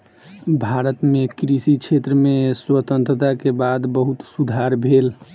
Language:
Maithili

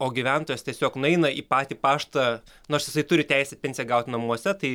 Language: Lithuanian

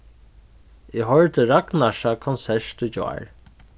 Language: Faroese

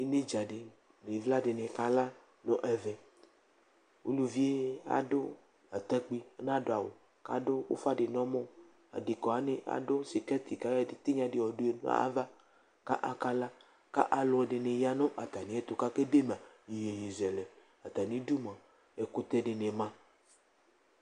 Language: Ikposo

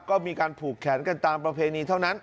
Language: Thai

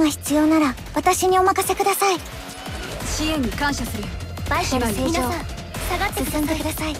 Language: Japanese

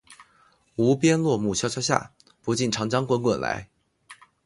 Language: Chinese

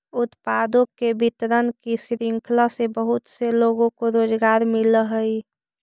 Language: Magahi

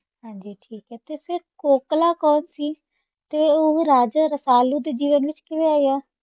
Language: Punjabi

